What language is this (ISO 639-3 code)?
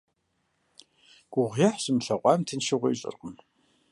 kbd